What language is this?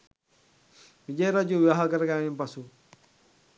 Sinhala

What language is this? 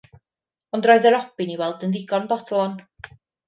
Welsh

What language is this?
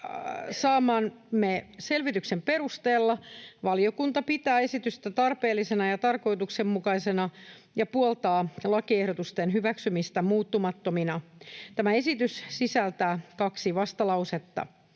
Finnish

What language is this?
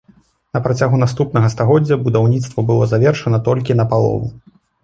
Belarusian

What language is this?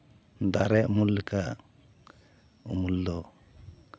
Santali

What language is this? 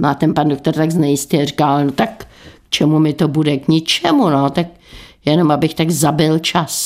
Czech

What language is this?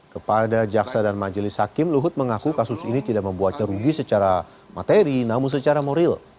Indonesian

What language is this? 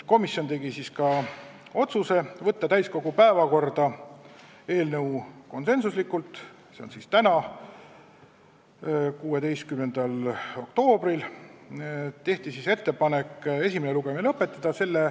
Estonian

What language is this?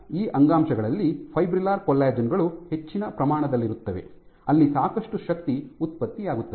Kannada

